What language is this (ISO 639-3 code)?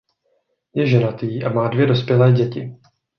ces